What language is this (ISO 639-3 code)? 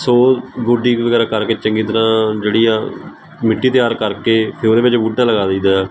pan